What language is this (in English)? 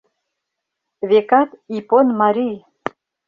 Mari